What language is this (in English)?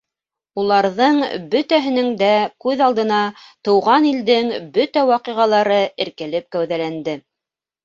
Bashkir